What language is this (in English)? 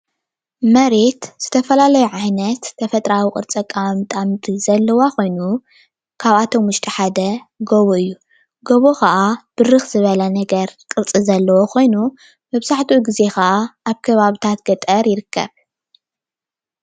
Tigrinya